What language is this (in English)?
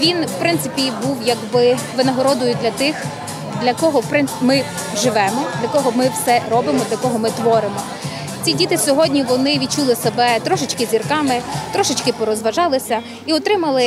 Ukrainian